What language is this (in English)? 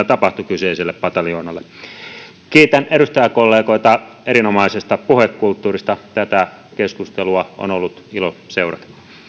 Finnish